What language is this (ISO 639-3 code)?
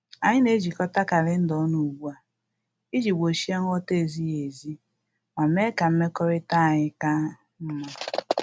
ibo